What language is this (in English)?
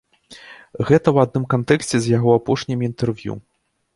Belarusian